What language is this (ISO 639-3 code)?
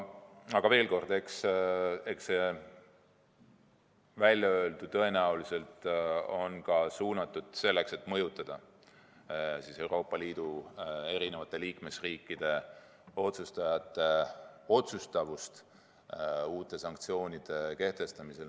est